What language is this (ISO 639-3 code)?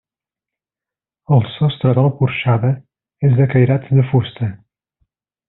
cat